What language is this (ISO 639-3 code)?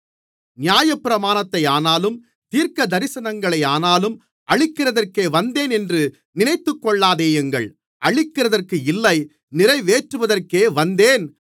tam